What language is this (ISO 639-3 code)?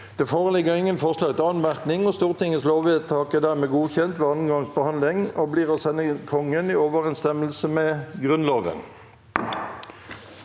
nor